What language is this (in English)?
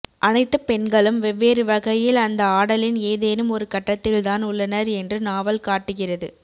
Tamil